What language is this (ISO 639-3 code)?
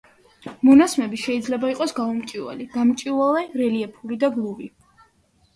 kat